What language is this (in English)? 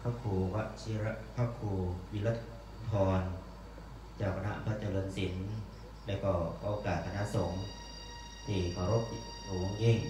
Thai